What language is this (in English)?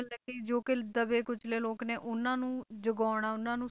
Punjabi